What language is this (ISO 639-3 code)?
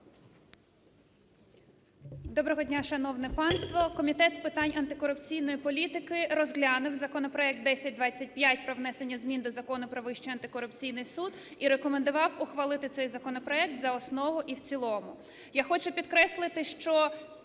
ukr